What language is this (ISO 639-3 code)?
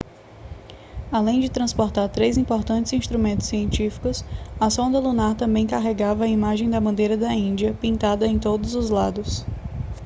por